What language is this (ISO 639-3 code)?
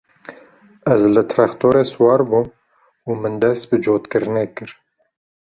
kur